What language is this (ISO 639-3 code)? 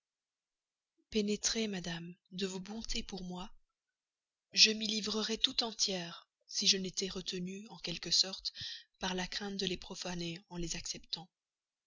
fra